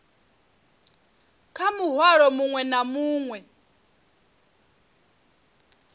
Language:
Venda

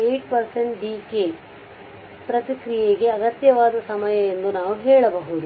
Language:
Kannada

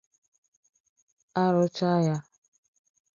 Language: Igbo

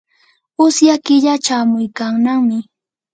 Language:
Yanahuanca Pasco Quechua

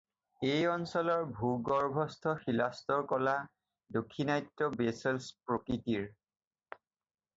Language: Assamese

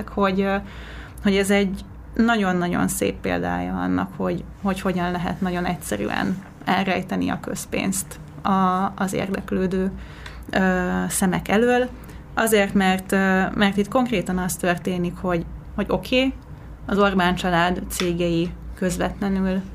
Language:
Hungarian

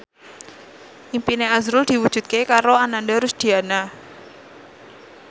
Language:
Javanese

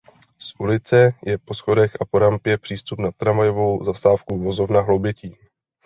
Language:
Czech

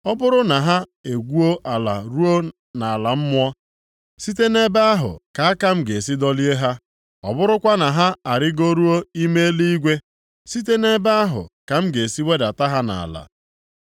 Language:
Igbo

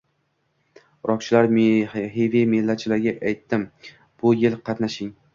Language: Uzbek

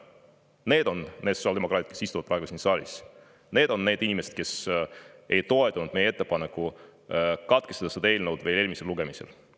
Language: Estonian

